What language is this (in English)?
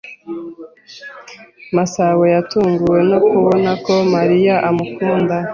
Kinyarwanda